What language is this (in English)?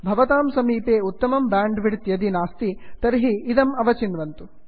Sanskrit